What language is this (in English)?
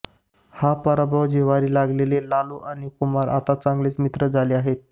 Marathi